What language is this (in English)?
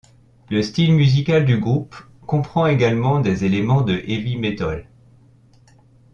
French